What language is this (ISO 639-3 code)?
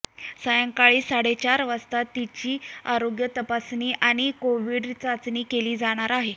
mar